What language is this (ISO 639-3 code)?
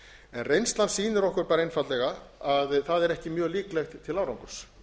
isl